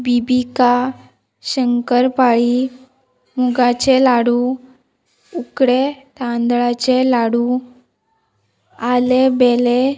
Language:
Konkani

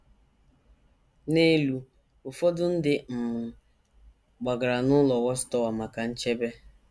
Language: Igbo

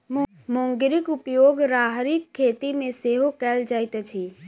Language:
Maithili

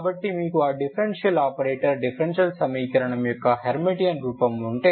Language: Telugu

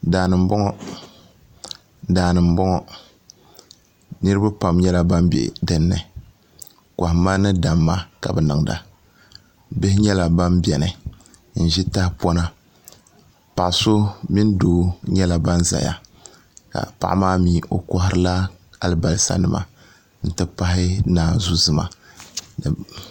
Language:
Dagbani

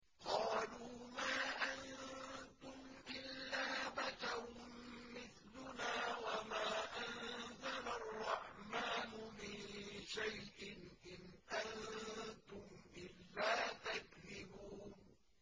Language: Arabic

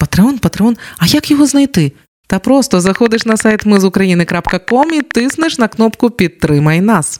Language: Ukrainian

